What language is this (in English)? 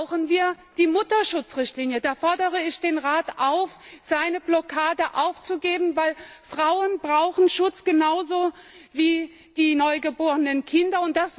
German